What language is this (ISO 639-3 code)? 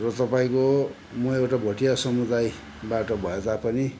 nep